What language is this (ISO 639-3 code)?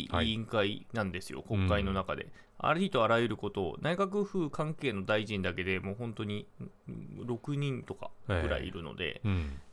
jpn